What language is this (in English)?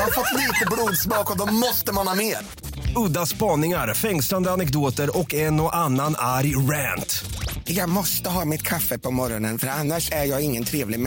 Swedish